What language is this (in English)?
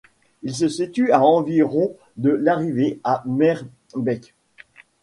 French